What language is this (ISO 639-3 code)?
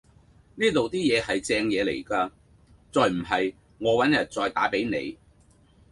yue